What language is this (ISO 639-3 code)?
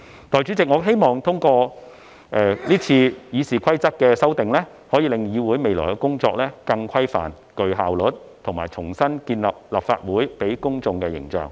yue